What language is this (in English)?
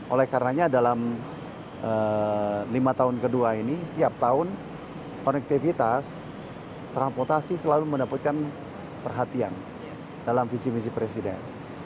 Indonesian